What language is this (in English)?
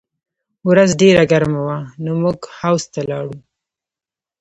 Pashto